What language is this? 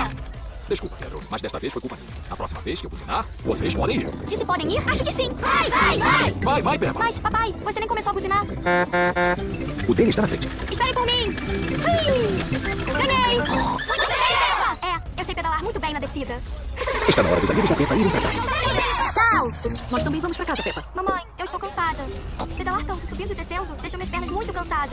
Portuguese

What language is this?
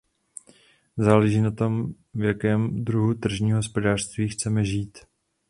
Czech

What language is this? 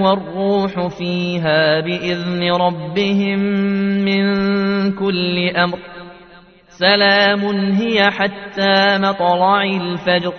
Arabic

